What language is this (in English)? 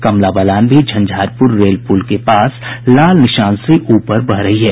Hindi